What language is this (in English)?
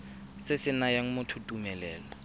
Tswana